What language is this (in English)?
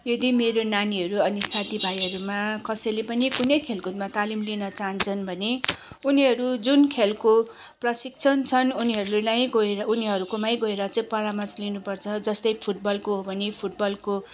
Nepali